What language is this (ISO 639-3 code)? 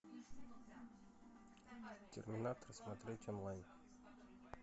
rus